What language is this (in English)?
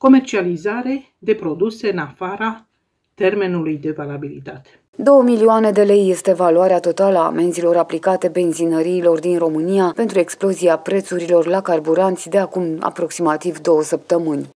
Romanian